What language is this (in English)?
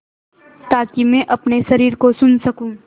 Hindi